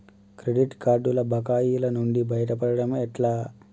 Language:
Telugu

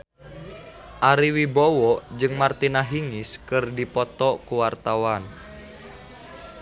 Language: Sundanese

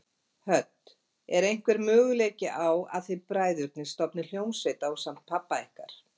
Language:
Icelandic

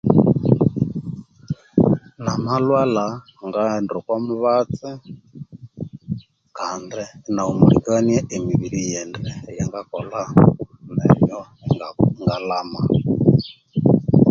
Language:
Konzo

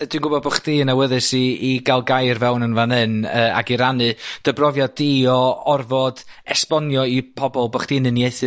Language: Welsh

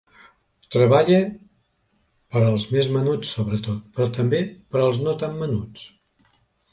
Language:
Catalan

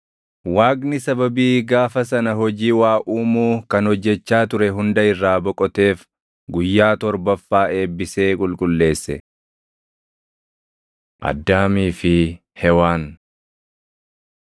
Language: Oromo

